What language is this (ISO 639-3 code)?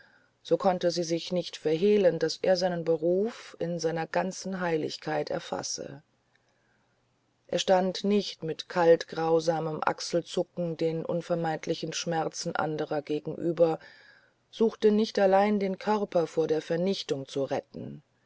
deu